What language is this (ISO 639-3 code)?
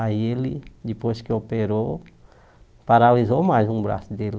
por